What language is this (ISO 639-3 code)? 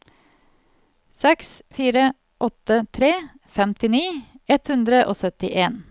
nor